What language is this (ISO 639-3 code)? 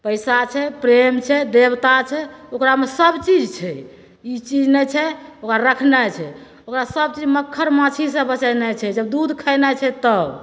mai